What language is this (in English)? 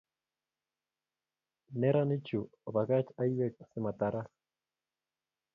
Kalenjin